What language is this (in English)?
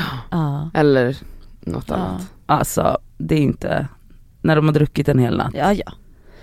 Swedish